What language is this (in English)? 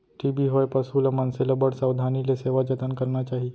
Chhattisgarhi